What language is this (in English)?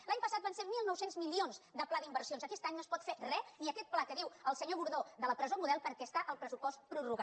Catalan